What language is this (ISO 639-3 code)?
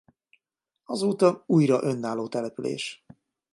hun